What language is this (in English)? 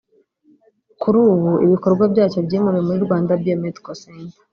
Kinyarwanda